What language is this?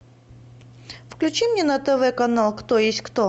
Russian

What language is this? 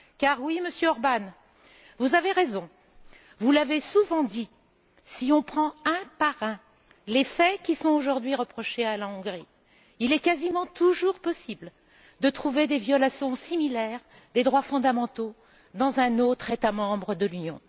French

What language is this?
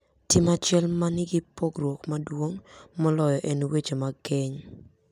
Luo (Kenya and Tanzania)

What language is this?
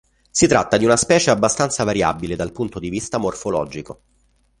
Italian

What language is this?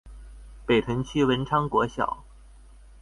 Chinese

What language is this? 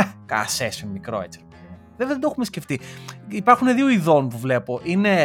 Greek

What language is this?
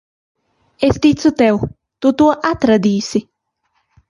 Latvian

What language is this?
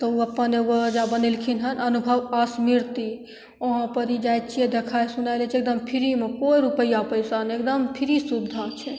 Maithili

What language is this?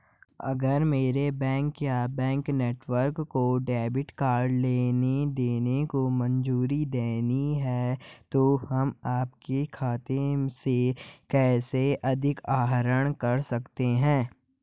Hindi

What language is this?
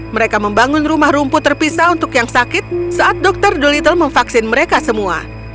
Indonesian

